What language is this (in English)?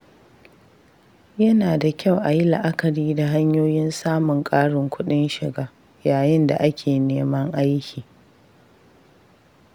Hausa